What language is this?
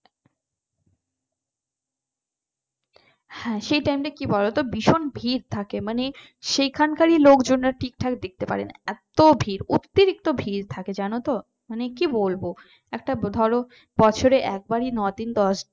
Bangla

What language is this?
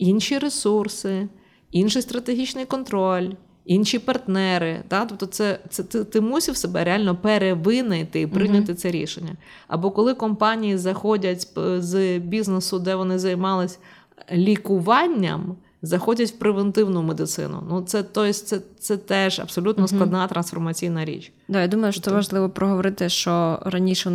Ukrainian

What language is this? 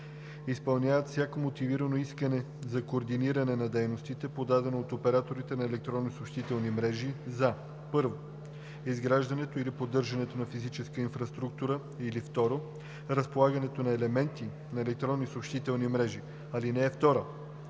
Bulgarian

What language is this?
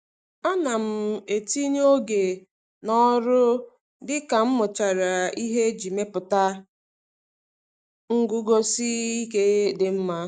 Igbo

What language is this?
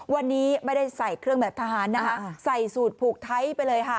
Thai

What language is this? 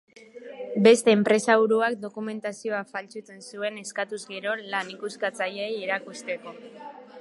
Basque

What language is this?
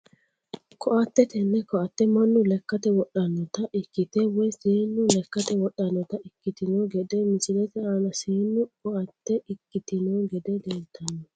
Sidamo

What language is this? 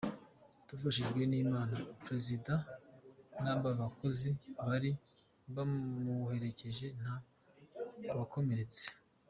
Kinyarwanda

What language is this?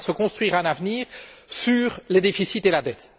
French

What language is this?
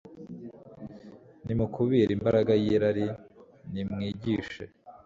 Kinyarwanda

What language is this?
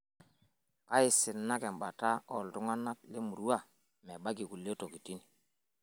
Masai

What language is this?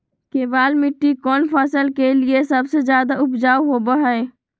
Magahi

